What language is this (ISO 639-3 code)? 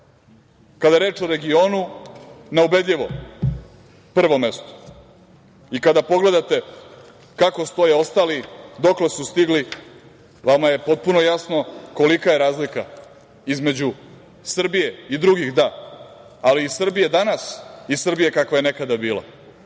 srp